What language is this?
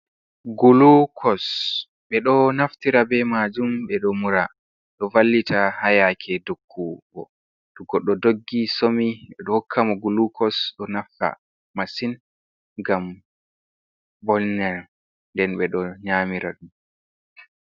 Fula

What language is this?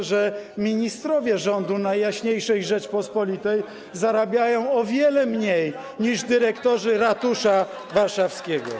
Polish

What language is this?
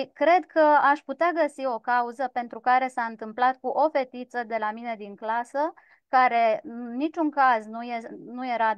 Romanian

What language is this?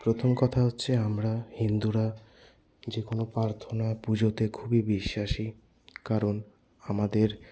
Bangla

